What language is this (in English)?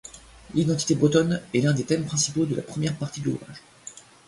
French